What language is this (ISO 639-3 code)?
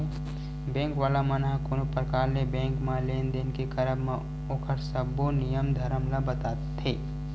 hne